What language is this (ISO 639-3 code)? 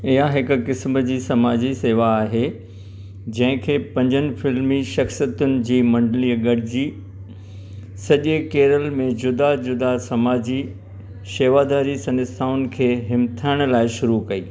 snd